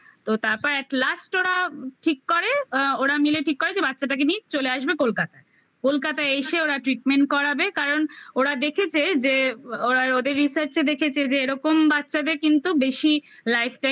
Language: Bangla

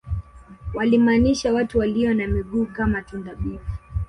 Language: Swahili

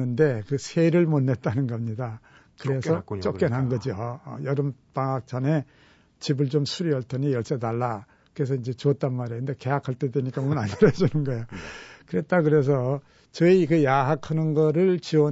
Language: Korean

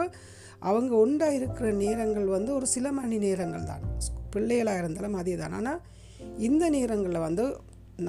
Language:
Tamil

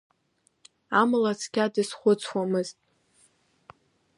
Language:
Abkhazian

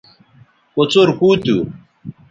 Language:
Bateri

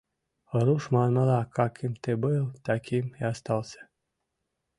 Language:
Mari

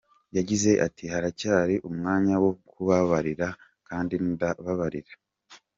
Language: Kinyarwanda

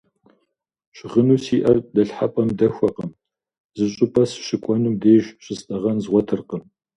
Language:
Kabardian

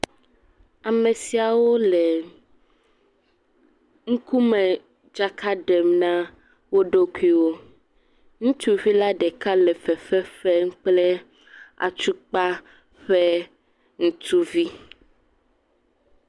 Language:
Ewe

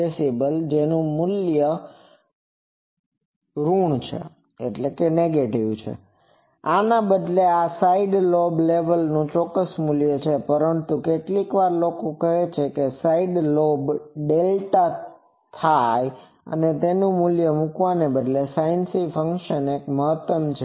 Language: Gujarati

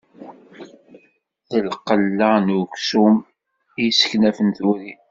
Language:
Kabyle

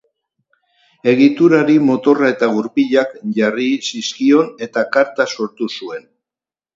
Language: Basque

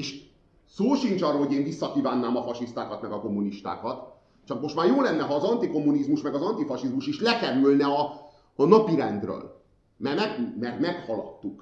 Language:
Hungarian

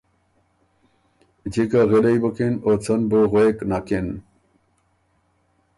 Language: Ormuri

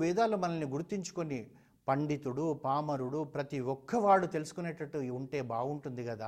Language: Telugu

